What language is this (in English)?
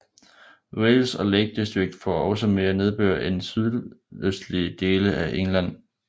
Danish